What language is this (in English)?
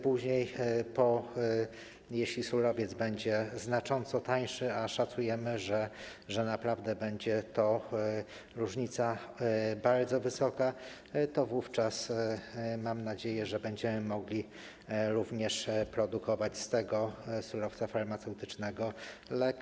Polish